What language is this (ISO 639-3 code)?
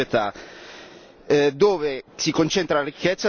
ita